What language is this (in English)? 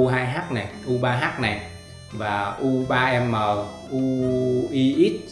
Vietnamese